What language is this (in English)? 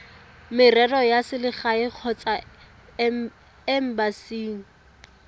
Tswana